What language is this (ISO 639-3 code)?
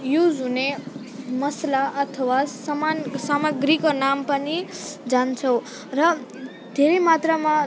nep